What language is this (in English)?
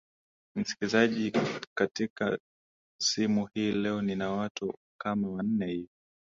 Swahili